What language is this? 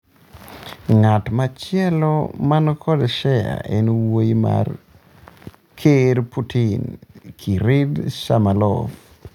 Luo (Kenya and Tanzania)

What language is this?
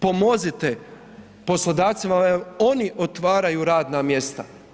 Croatian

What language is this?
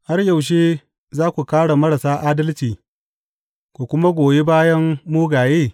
Hausa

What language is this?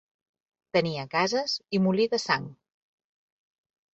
Catalan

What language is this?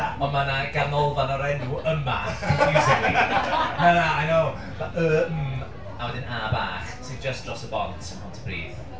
Welsh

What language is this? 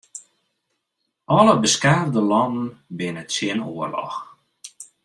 Western Frisian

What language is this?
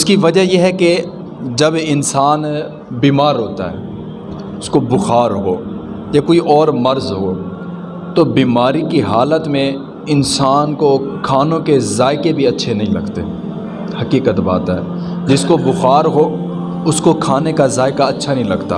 Urdu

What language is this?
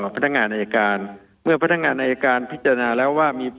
Thai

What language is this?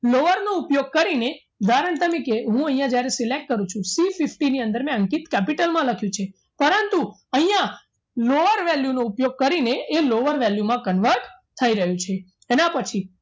Gujarati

